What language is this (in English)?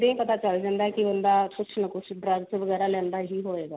Punjabi